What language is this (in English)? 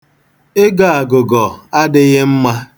Igbo